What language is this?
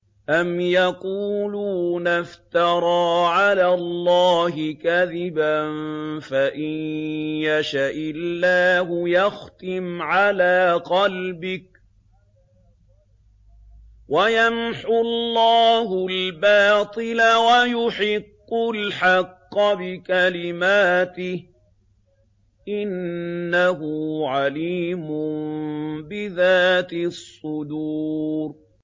Arabic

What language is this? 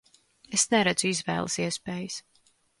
Latvian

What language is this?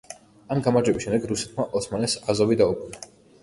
Georgian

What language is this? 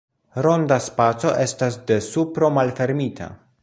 Esperanto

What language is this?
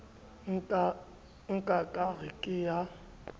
Southern Sotho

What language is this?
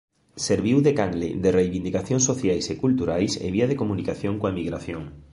Galician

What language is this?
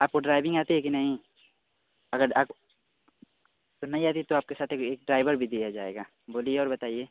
Hindi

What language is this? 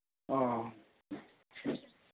Manipuri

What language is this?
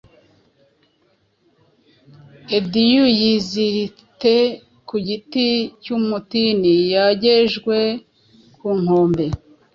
Kinyarwanda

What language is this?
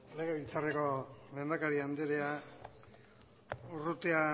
Basque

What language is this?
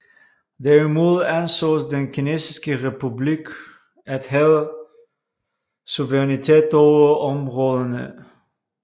Danish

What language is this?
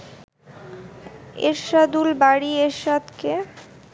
Bangla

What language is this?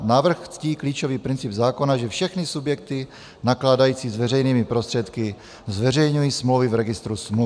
Czech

